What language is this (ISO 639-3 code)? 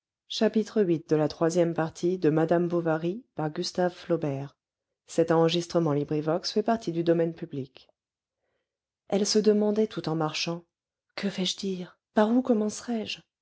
fra